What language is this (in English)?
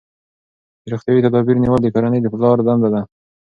Pashto